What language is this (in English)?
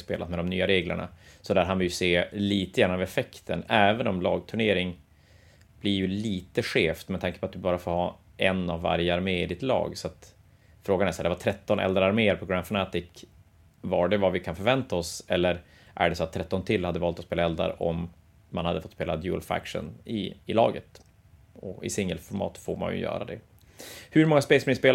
Swedish